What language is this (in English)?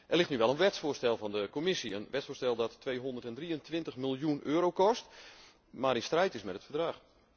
Dutch